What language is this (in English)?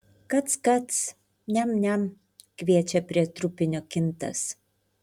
Lithuanian